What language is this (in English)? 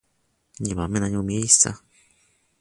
Polish